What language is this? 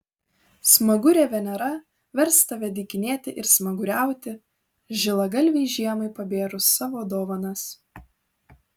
Lithuanian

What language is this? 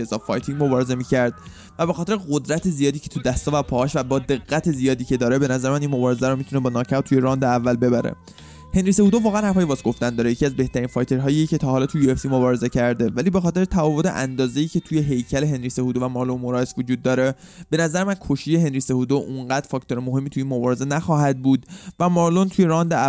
Persian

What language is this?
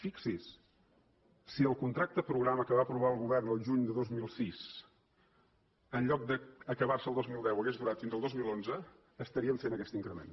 Catalan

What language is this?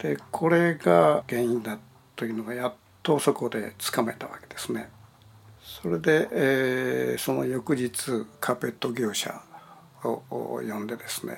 Japanese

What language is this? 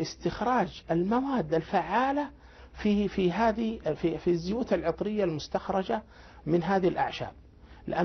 Arabic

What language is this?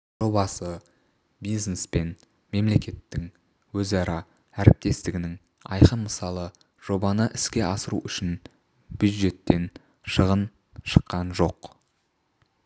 Kazakh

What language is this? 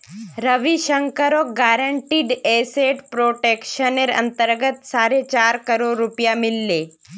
Magahi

